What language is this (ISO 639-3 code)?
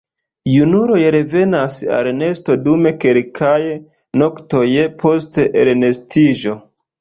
epo